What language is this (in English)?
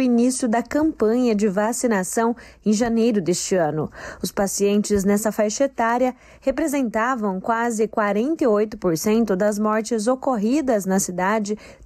Portuguese